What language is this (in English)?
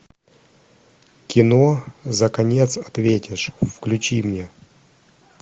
Russian